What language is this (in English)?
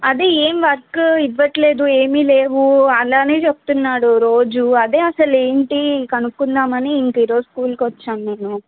Telugu